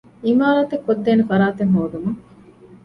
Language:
Divehi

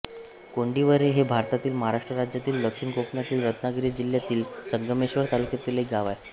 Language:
Marathi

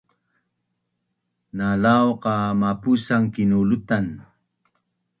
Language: Bunun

